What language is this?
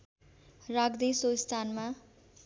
Nepali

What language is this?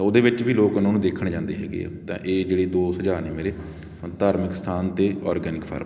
Punjabi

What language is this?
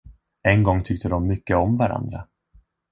Swedish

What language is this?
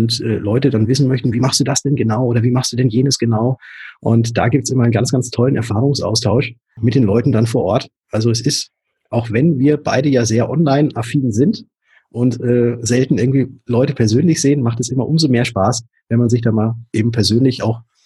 German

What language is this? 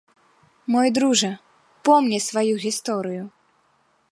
Belarusian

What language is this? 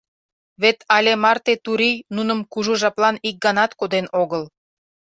Mari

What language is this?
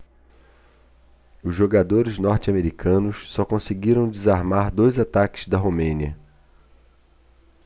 Portuguese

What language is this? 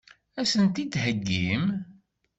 Kabyle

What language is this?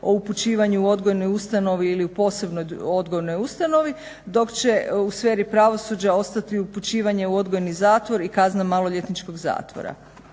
Croatian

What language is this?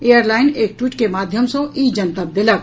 Maithili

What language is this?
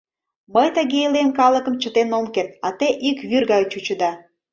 Mari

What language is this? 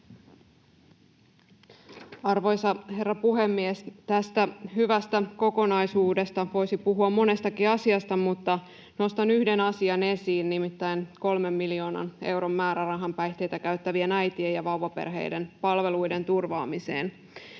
Finnish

